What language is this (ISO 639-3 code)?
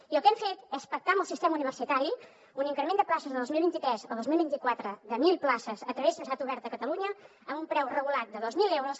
cat